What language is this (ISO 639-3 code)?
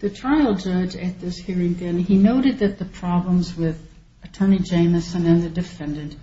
eng